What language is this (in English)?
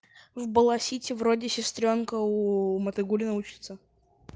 Russian